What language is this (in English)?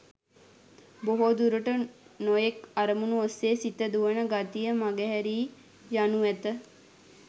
Sinhala